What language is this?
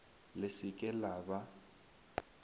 Northern Sotho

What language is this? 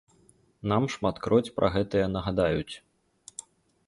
Belarusian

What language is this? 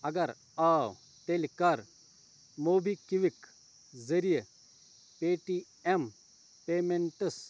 Kashmiri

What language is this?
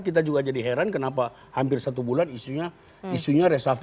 Indonesian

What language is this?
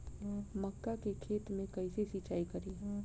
Bhojpuri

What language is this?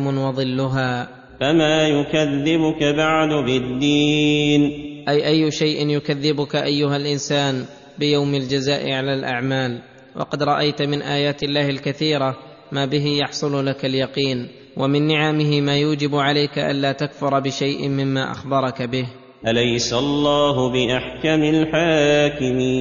Arabic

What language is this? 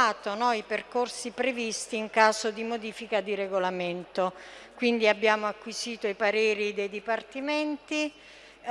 Italian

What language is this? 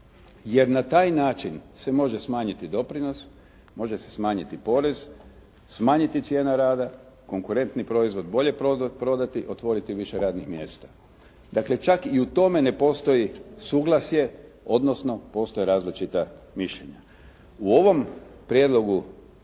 Croatian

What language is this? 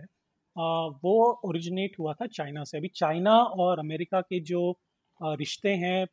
Hindi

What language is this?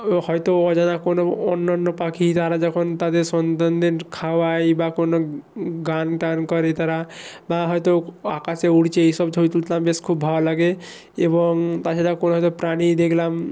Bangla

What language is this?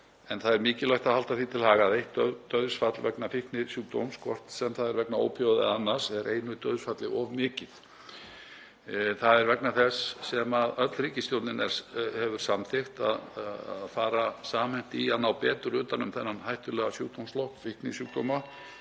Icelandic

